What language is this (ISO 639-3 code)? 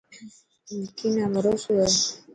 mki